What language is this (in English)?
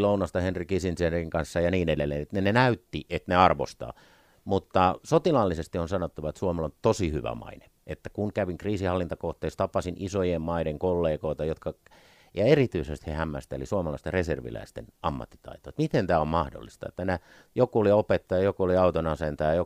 Finnish